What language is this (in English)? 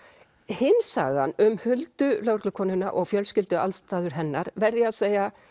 Icelandic